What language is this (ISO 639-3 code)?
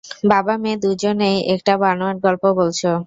ben